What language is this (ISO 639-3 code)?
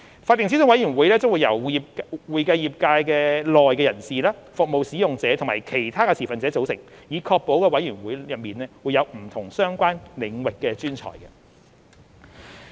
yue